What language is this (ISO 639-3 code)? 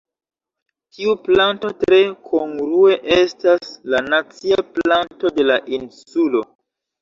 epo